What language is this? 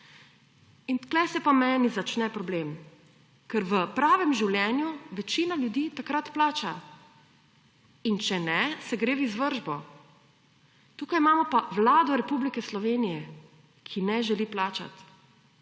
Slovenian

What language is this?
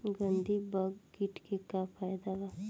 Bhojpuri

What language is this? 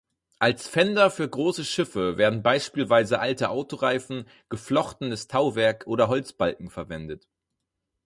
German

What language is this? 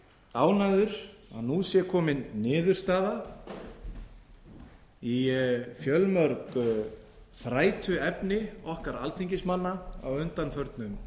Icelandic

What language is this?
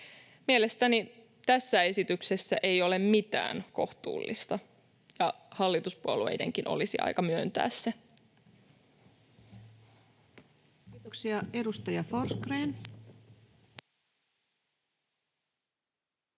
Finnish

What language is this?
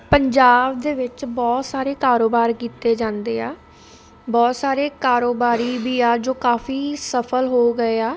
Punjabi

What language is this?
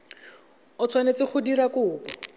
Tswana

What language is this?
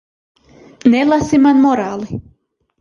Latvian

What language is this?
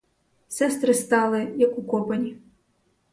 Ukrainian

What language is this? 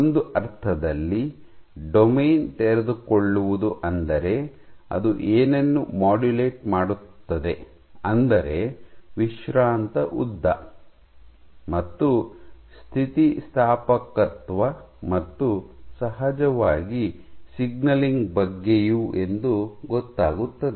Kannada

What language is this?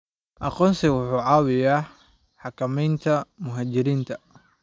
Somali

